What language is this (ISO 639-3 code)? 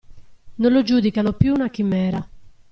ita